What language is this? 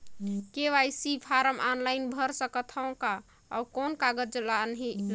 Chhattisgarhi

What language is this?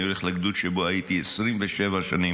Hebrew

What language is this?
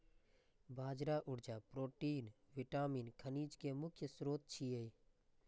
Maithili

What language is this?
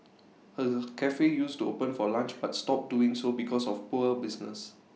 English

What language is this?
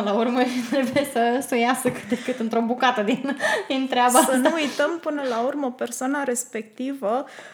Romanian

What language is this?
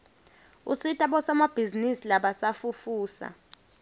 Swati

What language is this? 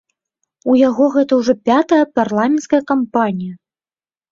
Belarusian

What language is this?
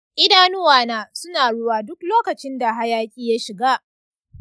Hausa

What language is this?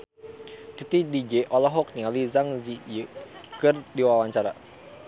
Sundanese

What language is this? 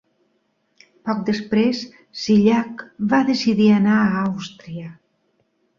Catalan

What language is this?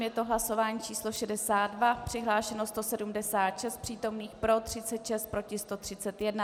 Czech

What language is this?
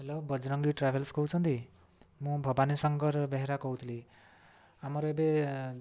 Odia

